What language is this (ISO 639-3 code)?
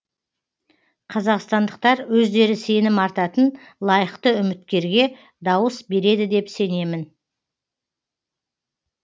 kaz